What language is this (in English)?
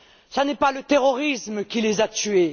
French